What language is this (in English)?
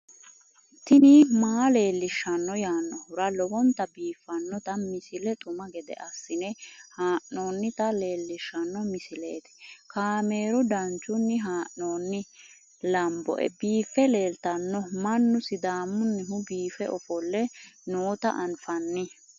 Sidamo